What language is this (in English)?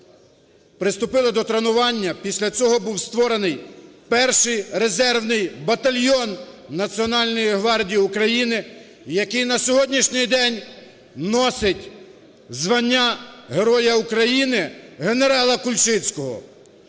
Ukrainian